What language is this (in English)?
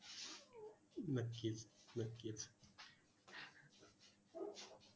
Marathi